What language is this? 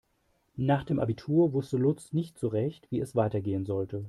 German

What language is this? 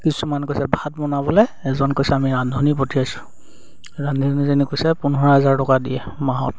Assamese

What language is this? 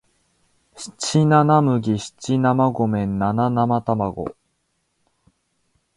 Japanese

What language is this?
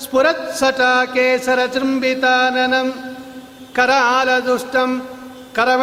Kannada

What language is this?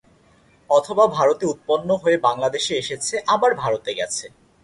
Bangla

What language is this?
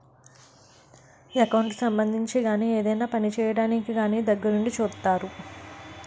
Telugu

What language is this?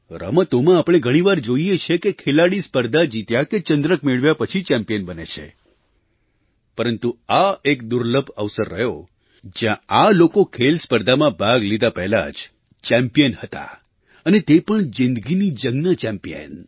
Gujarati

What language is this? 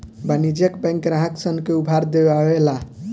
Bhojpuri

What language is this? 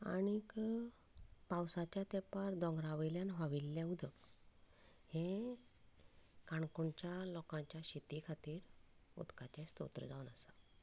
Konkani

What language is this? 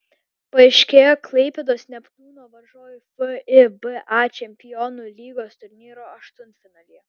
Lithuanian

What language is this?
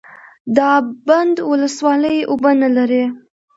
Pashto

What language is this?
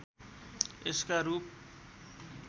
Nepali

